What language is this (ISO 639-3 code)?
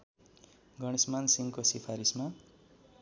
nep